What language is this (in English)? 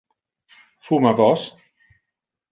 Interlingua